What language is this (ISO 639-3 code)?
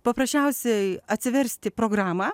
lit